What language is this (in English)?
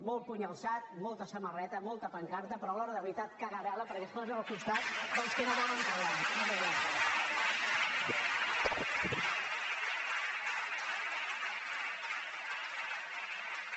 Catalan